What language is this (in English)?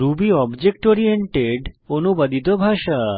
Bangla